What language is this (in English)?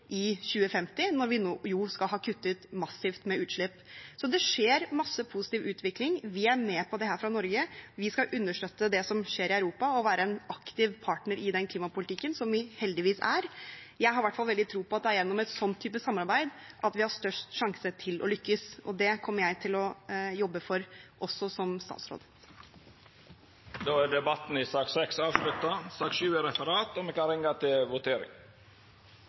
Norwegian